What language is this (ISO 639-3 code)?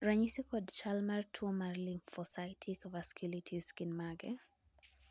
luo